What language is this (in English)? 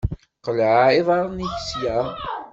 Kabyle